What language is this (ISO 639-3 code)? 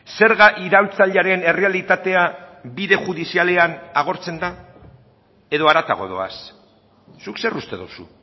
eus